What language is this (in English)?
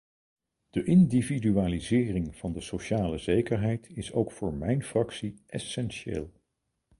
Dutch